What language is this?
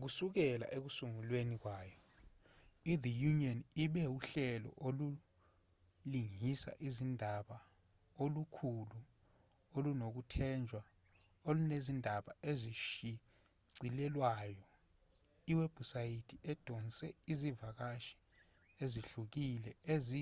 Zulu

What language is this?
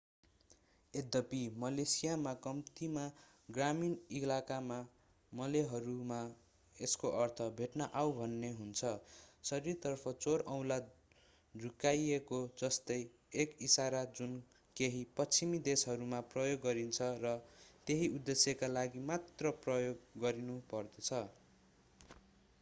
Nepali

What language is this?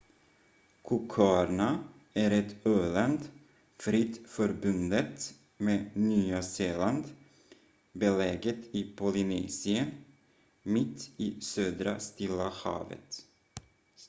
Swedish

